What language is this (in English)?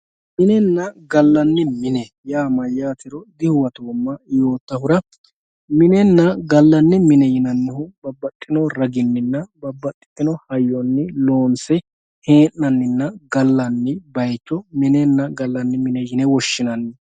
Sidamo